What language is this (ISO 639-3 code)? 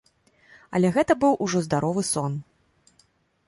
bel